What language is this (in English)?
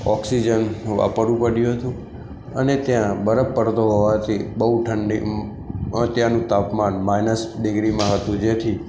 Gujarati